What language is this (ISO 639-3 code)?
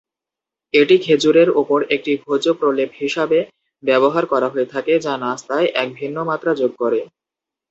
ben